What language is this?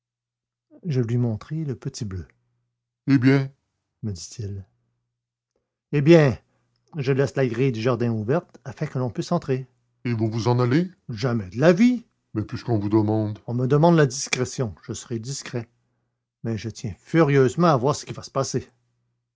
French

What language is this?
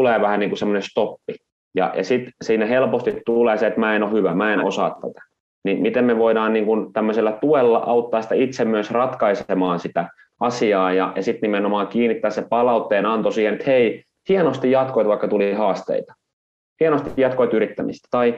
Finnish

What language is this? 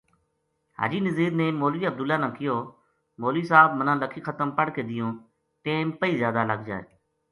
Gujari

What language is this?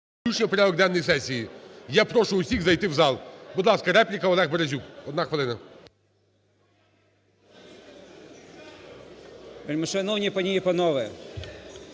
Ukrainian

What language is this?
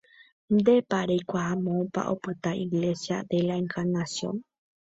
Guarani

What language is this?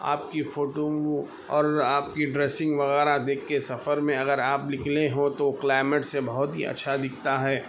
Urdu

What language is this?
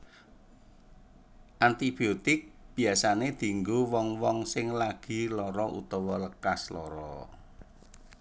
Javanese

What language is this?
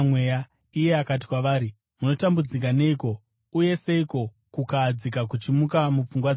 Shona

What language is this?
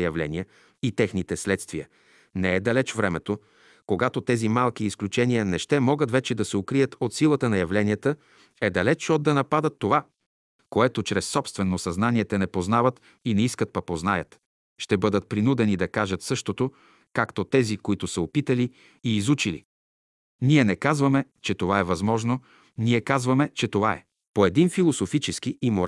Bulgarian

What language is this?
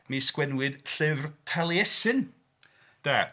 Welsh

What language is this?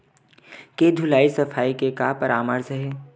Chhattisgarhi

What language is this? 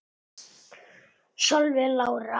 Icelandic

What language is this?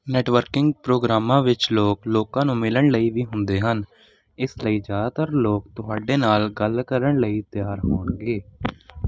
Punjabi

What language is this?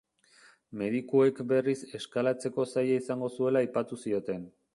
Basque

